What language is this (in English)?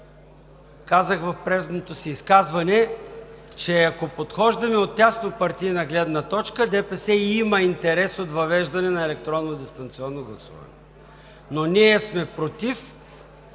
Bulgarian